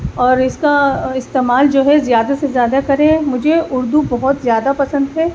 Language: Urdu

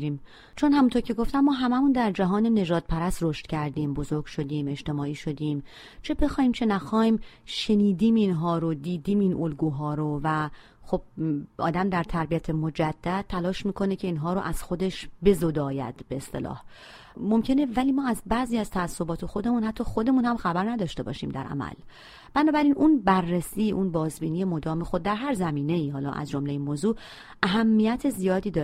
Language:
Persian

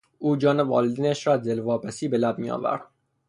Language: Persian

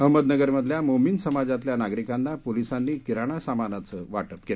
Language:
Marathi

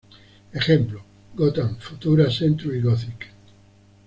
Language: Spanish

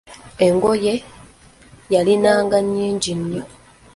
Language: Ganda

